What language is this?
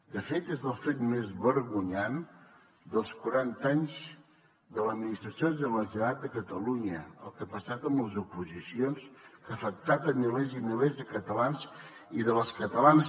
Catalan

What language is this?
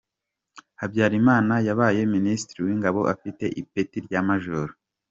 Kinyarwanda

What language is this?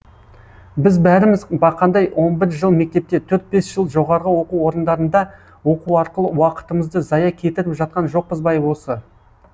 Kazakh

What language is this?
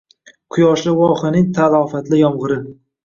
Uzbek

